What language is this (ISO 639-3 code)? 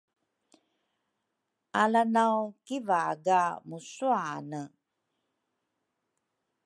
dru